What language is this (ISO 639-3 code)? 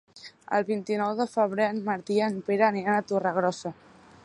cat